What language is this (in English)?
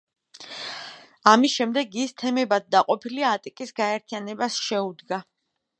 Georgian